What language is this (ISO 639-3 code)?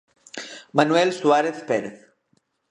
glg